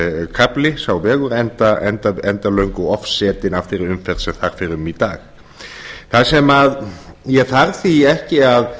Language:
Icelandic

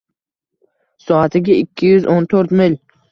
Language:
Uzbek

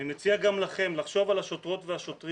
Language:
Hebrew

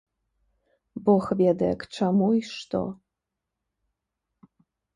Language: Belarusian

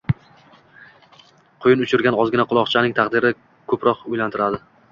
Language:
Uzbek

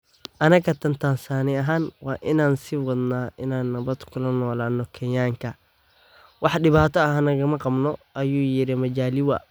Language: Somali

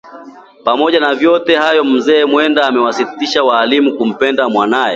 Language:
Swahili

